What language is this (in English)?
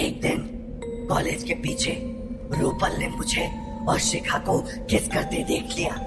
Hindi